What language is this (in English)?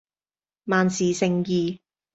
Cantonese